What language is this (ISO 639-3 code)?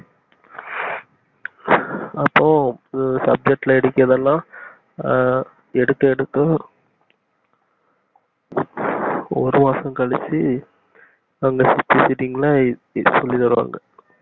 tam